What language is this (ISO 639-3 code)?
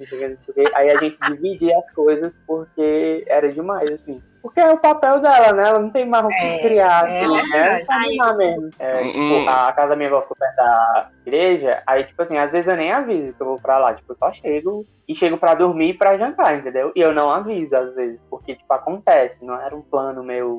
por